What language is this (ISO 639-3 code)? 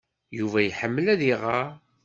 kab